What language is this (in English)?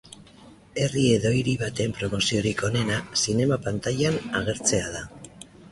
Basque